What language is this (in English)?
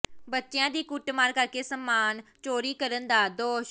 Punjabi